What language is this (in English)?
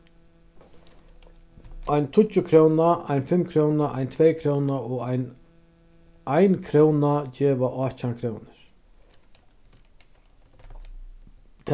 Faroese